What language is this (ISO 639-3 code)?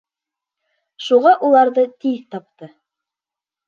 bak